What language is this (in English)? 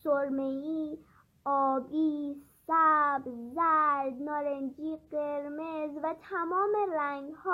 Persian